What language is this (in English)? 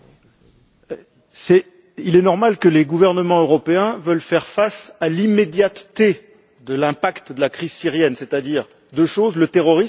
French